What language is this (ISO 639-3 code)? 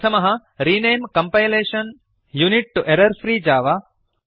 san